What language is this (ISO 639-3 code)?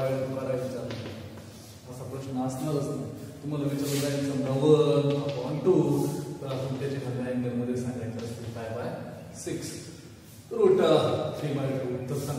ron